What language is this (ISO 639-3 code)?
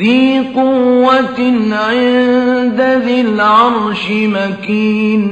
ara